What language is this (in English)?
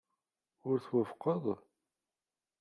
Kabyle